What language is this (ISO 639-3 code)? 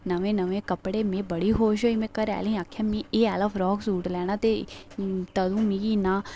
doi